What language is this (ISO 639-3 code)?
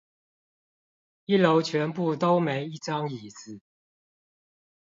zho